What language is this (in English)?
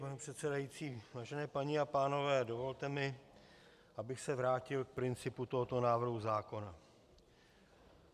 Czech